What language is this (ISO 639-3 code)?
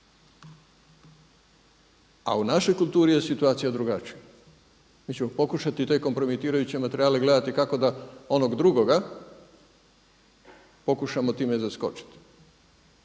hrv